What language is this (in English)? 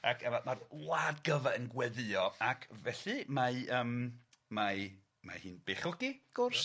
Welsh